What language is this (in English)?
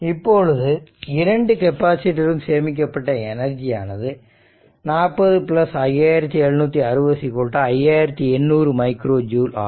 Tamil